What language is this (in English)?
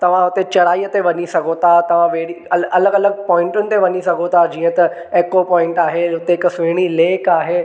Sindhi